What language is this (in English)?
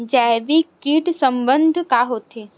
Chhattisgarhi